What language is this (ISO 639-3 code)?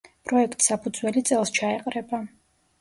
kat